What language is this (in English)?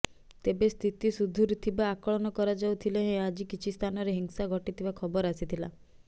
Odia